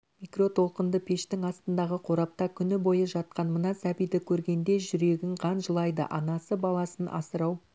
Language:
Kazakh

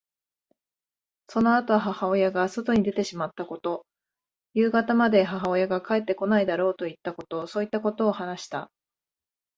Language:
Japanese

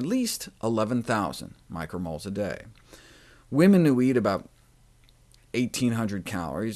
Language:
English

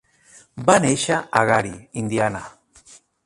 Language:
Catalan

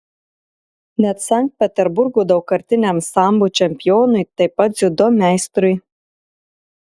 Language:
Lithuanian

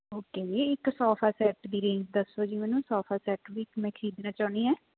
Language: Punjabi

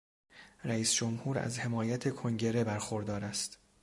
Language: Persian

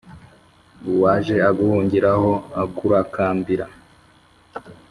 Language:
Kinyarwanda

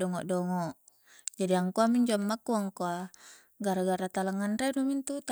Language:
Coastal Konjo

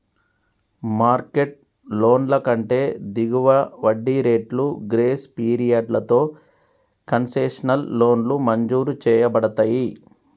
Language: Telugu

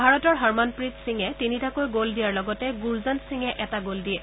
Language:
Assamese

